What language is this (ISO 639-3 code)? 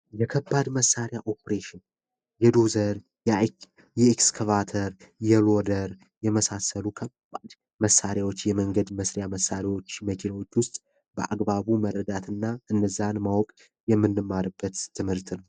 amh